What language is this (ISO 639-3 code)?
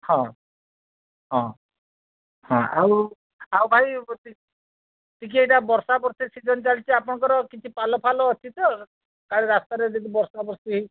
ori